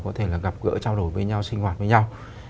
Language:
Vietnamese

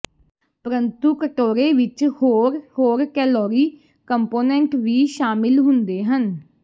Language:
Punjabi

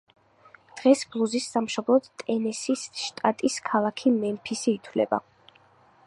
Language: Georgian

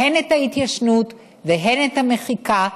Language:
Hebrew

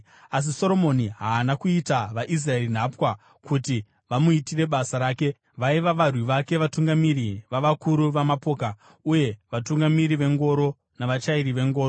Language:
Shona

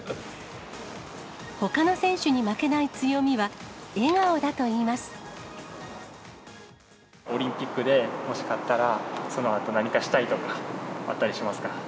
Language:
Japanese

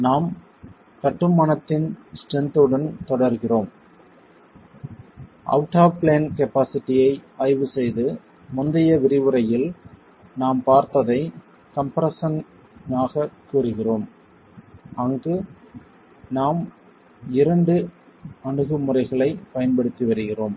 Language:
Tamil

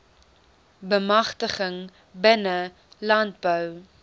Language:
Afrikaans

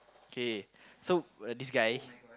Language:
English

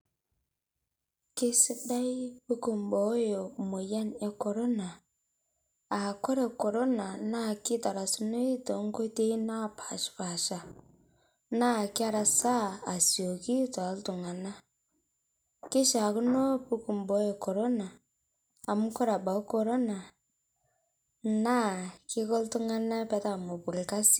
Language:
Masai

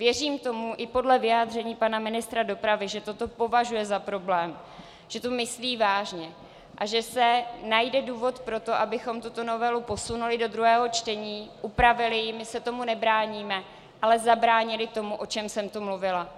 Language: Czech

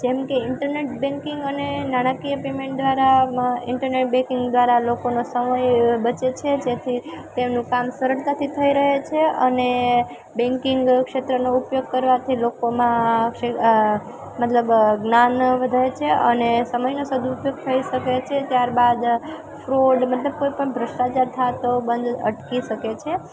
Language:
Gujarati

